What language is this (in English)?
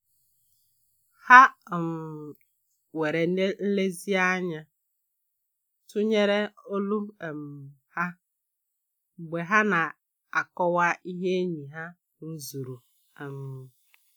Igbo